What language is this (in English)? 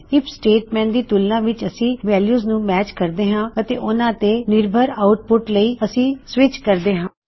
Punjabi